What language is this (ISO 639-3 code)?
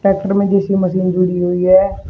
hin